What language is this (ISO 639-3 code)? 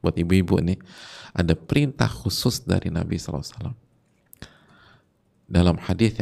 ind